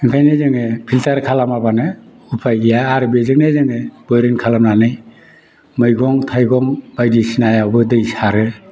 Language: Bodo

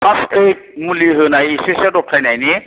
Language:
Bodo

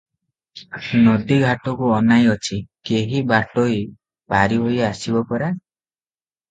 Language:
Odia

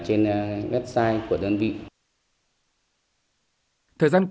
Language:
Vietnamese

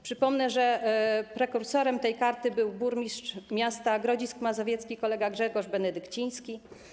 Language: Polish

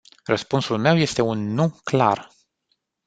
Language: Romanian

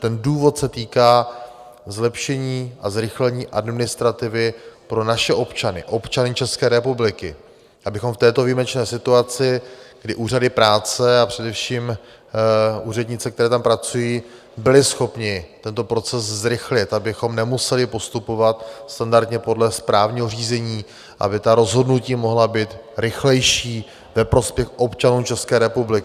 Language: Czech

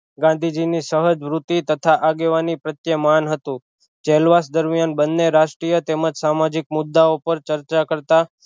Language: Gujarati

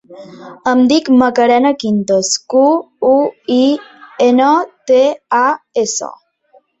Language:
Catalan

